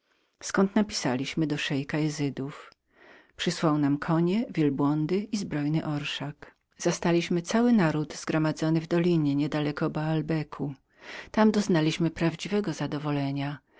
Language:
Polish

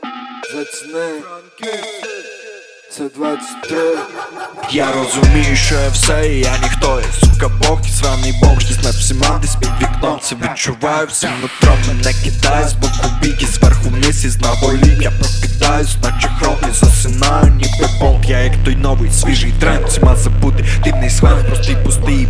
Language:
Ukrainian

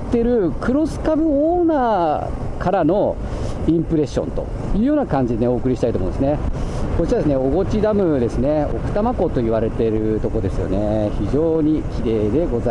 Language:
Japanese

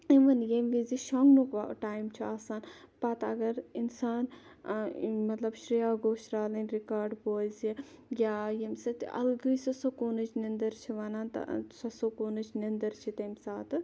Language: Kashmiri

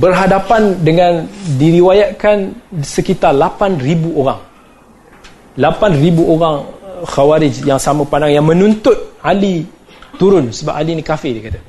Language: Malay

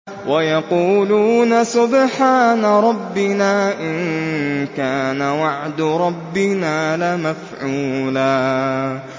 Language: Arabic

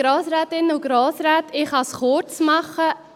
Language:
Swiss German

